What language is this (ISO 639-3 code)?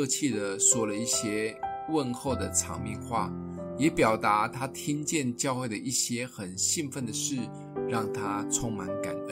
zho